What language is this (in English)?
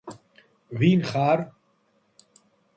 Georgian